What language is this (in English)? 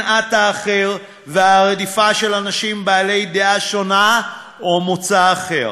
Hebrew